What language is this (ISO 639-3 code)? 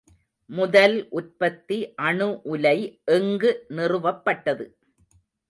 tam